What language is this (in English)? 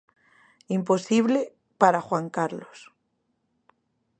Galician